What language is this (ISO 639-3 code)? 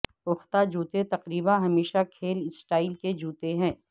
urd